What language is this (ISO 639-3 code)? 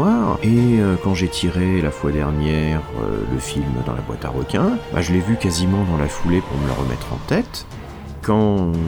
fra